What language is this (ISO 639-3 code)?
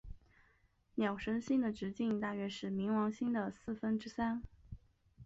zho